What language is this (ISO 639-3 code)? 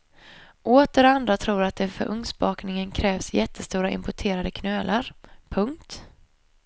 swe